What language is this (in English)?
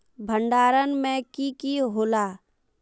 Magahi